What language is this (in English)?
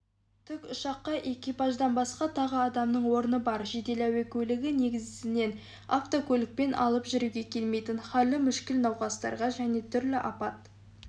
Kazakh